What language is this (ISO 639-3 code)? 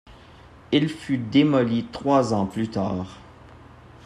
fra